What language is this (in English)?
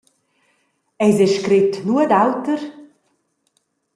Romansh